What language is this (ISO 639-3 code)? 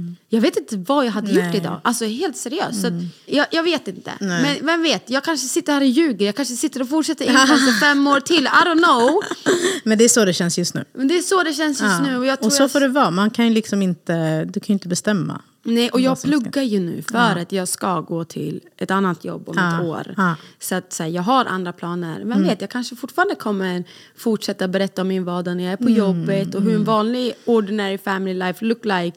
swe